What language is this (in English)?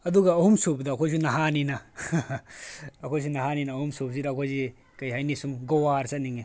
Manipuri